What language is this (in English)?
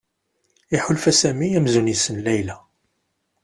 Kabyle